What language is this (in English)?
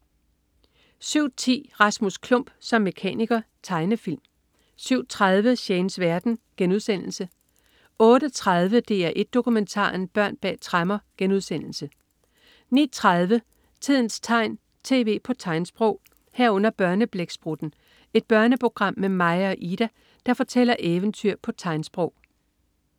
Danish